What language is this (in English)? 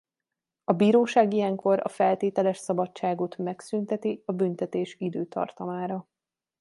Hungarian